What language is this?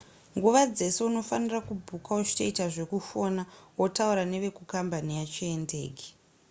Shona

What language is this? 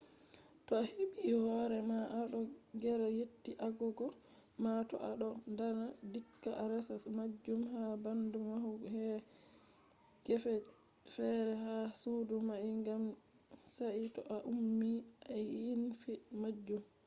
Fula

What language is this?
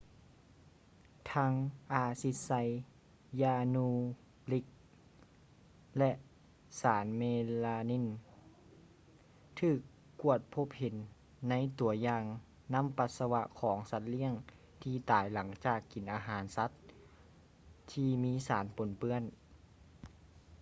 Lao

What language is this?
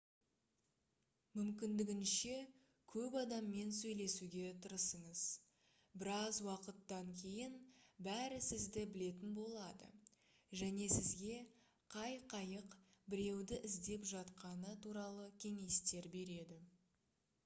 Kazakh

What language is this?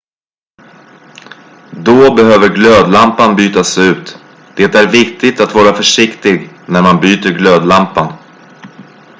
Swedish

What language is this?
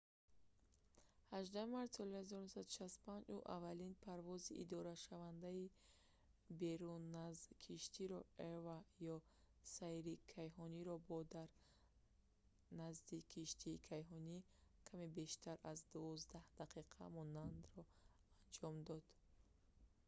Tajik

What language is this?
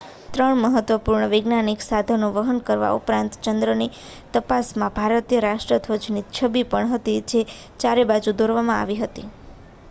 Gujarati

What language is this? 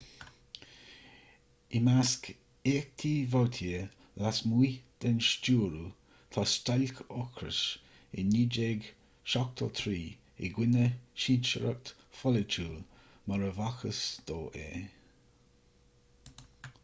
Irish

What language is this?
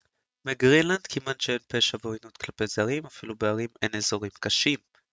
Hebrew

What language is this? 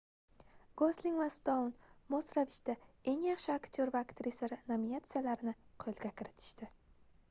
Uzbek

